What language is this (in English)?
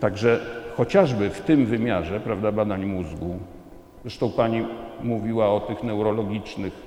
Polish